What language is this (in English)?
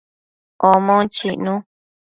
Matsés